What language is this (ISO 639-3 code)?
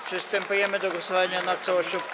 pol